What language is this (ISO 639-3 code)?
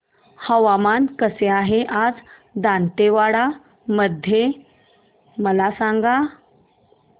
mar